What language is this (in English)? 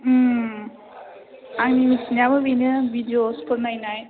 Bodo